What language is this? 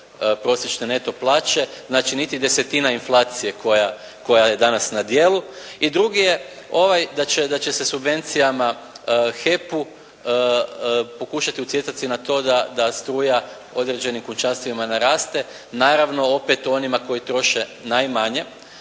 Croatian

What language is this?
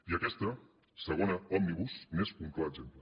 Catalan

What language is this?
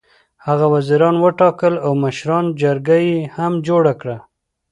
Pashto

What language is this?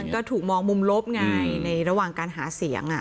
Thai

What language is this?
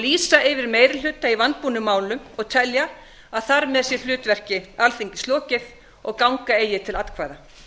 Icelandic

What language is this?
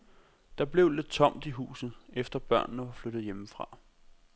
Danish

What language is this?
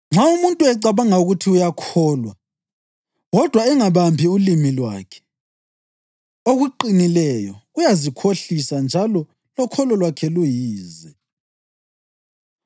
North Ndebele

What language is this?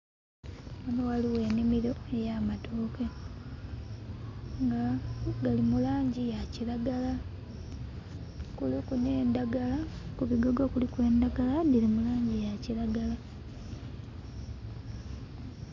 Soga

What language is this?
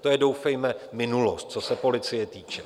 Czech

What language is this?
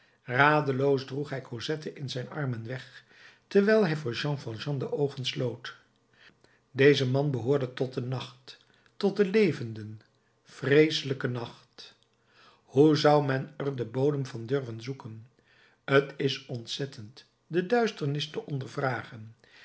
Dutch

